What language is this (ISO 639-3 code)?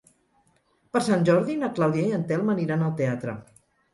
cat